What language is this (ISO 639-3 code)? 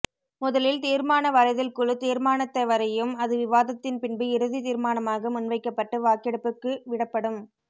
tam